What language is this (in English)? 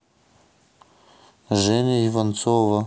Russian